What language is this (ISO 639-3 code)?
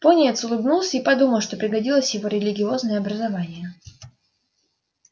rus